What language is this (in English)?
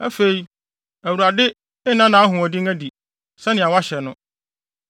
Akan